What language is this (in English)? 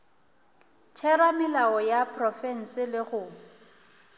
Northern Sotho